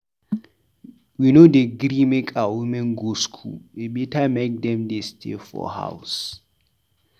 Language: Nigerian Pidgin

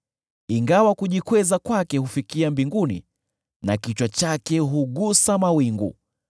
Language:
Swahili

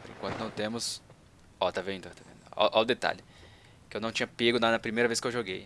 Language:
Portuguese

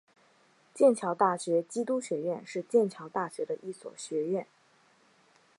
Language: Chinese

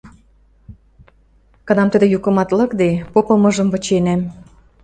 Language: Western Mari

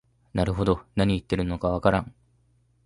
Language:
Japanese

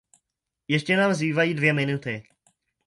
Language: Czech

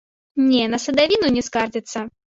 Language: Belarusian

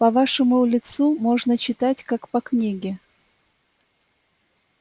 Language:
Russian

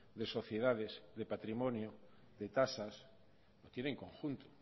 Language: Spanish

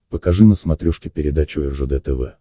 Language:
Russian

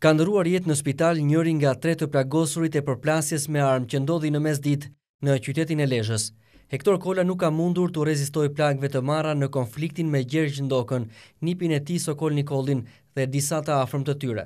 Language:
Romanian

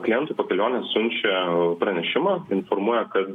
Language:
Lithuanian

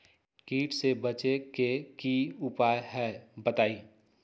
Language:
Magahi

